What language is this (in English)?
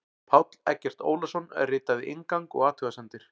Icelandic